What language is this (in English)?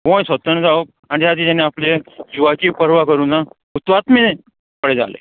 Konkani